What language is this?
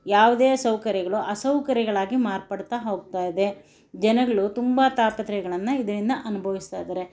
Kannada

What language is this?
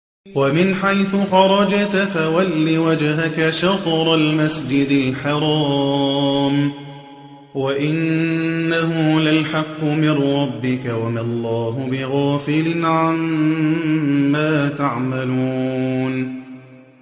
Arabic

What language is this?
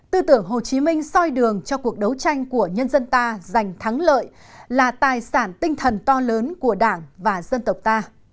Vietnamese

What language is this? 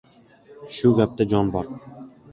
Uzbek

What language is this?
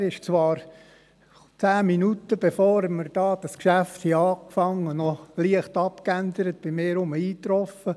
Swiss German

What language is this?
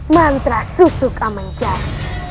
Indonesian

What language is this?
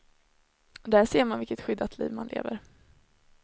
Swedish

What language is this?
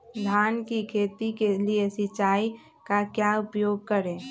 Magahi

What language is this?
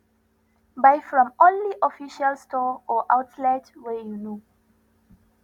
Nigerian Pidgin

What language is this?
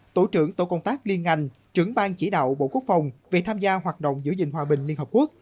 Vietnamese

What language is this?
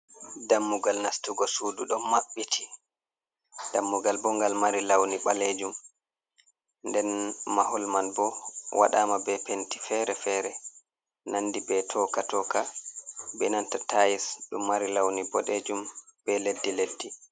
Fula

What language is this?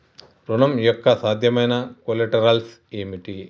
Telugu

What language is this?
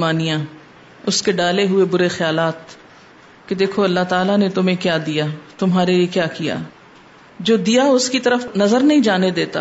Urdu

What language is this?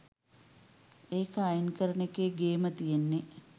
Sinhala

